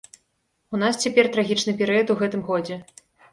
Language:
Belarusian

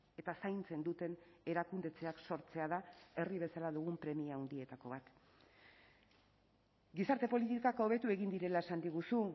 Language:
Basque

